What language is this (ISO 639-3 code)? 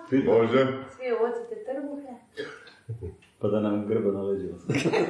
hrv